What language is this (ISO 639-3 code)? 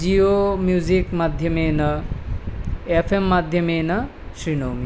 san